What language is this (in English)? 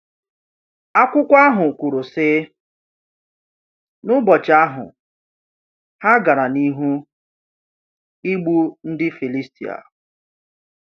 Igbo